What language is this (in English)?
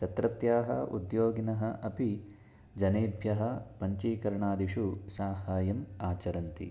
Sanskrit